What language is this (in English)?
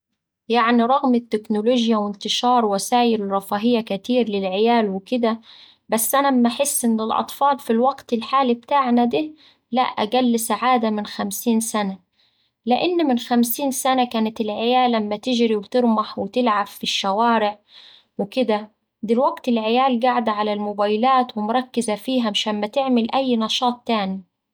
Saidi Arabic